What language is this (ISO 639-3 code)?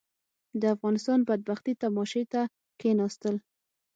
pus